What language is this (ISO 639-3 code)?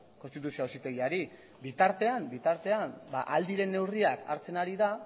eus